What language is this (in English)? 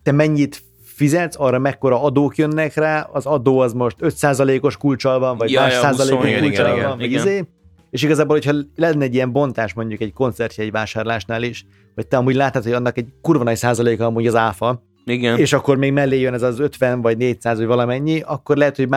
Hungarian